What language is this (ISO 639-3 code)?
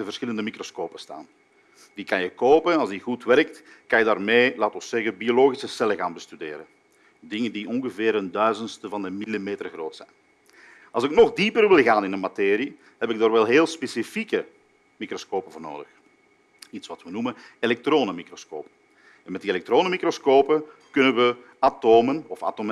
nld